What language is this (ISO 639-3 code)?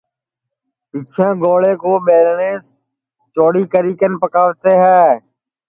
ssi